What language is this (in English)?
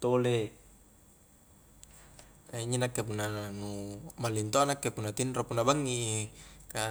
Highland Konjo